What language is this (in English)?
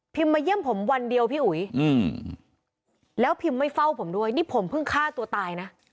Thai